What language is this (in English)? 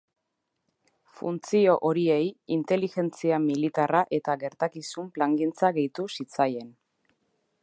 Basque